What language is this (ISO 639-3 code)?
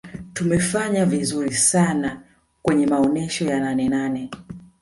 swa